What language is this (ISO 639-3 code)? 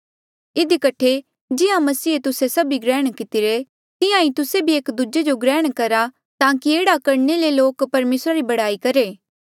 mjl